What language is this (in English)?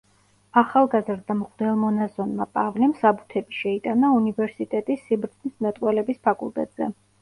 Georgian